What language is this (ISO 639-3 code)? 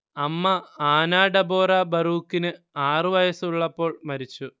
mal